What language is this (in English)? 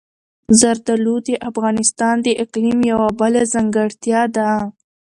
Pashto